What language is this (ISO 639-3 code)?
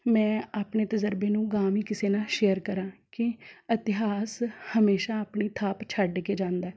pan